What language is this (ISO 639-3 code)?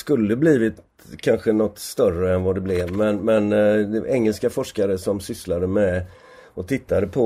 swe